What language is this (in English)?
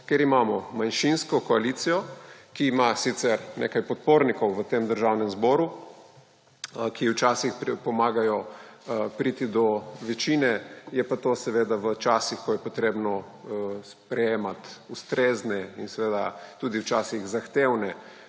Slovenian